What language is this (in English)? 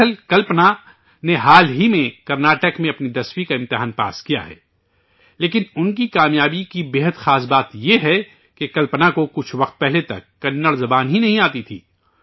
Urdu